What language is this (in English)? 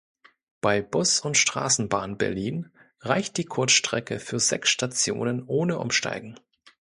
German